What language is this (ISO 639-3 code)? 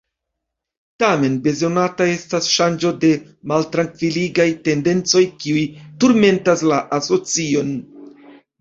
epo